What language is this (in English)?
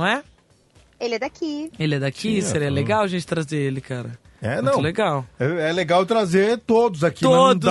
Portuguese